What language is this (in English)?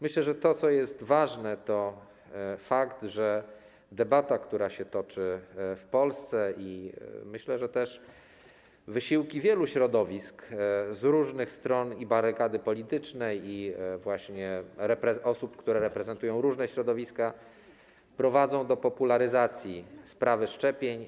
Polish